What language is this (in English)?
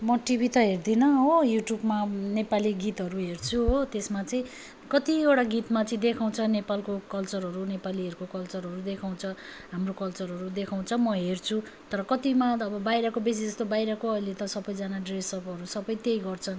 Nepali